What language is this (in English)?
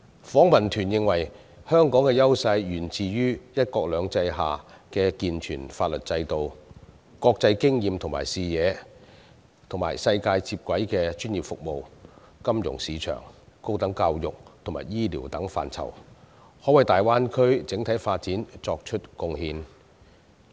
Cantonese